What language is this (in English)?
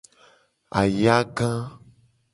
Gen